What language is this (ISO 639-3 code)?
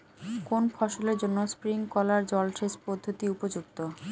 ben